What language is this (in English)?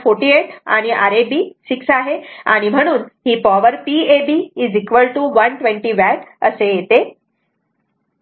Marathi